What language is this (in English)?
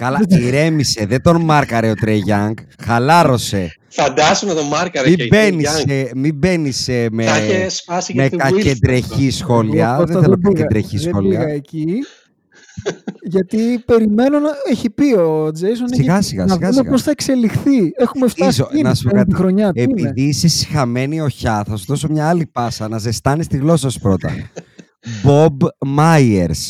Greek